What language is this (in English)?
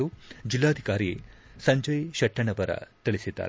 Kannada